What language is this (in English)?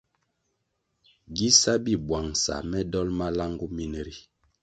Kwasio